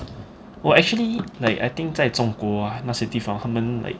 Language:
English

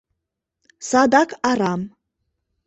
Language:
Mari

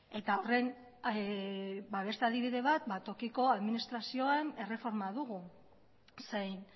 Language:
Basque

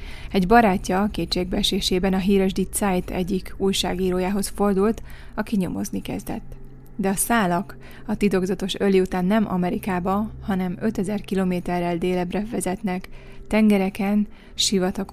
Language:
Hungarian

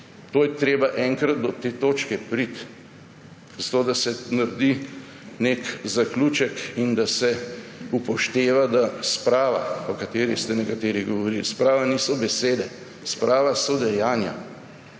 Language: Slovenian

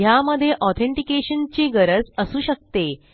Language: Marathi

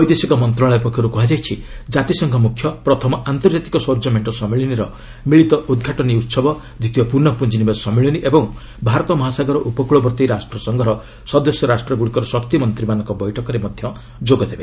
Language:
Odia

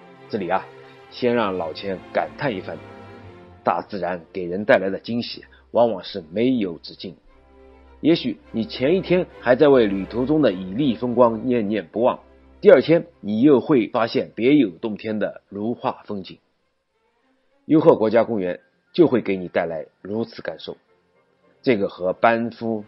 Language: Chinese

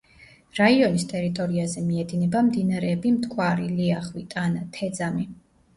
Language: Georgian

